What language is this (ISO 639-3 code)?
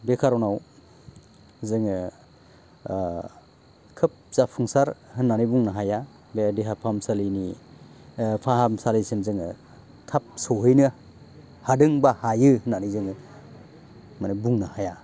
brx